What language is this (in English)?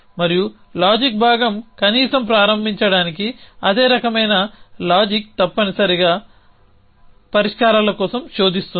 Telugu